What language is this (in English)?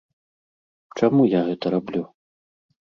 Belarusian